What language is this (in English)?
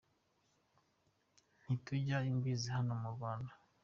Kinyarwanda